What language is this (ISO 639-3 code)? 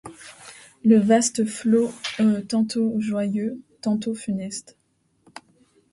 fra